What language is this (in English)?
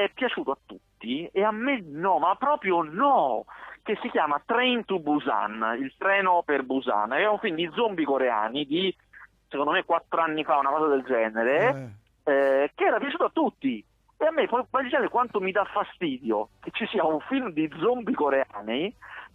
Italian